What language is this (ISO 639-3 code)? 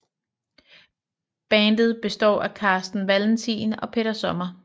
dan